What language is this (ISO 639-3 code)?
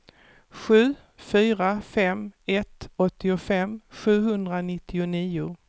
swe